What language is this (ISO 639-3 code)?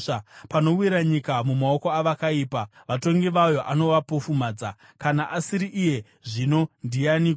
sna